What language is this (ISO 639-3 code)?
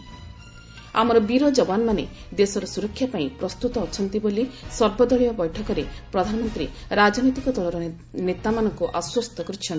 ori